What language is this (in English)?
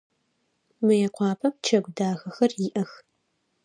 Adyghe